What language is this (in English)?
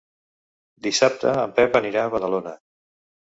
Catalan